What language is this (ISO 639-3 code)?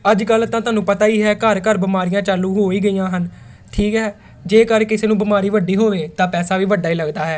pan